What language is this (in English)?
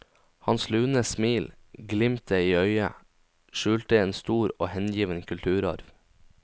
Norwegian